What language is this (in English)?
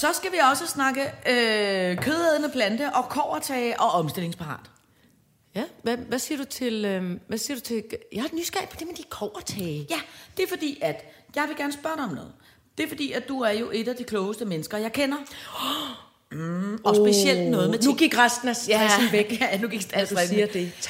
Danish